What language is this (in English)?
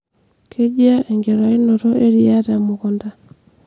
Masai